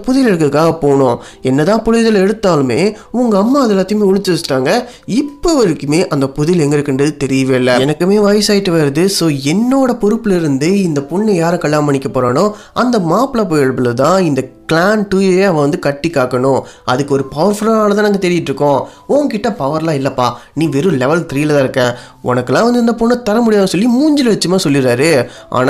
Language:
Tamil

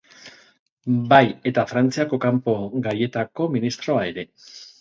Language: Basque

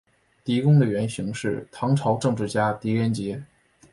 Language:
Chinese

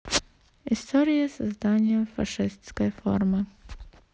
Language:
Russian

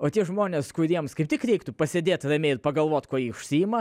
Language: Lithuanian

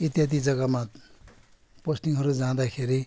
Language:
Nepali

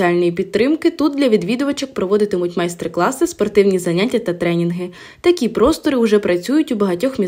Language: Ukrainian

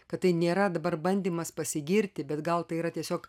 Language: Lithuanian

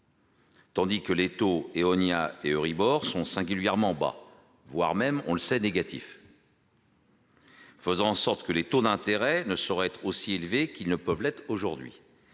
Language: French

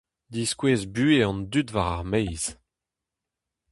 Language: Breton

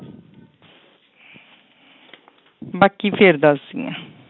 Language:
Punjabi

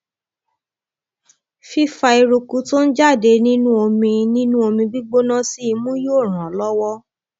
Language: Yoruba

